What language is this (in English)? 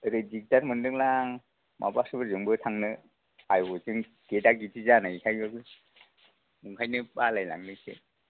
Bodo